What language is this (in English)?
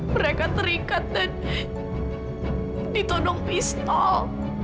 Indonesian